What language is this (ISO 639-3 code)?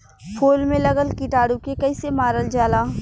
bho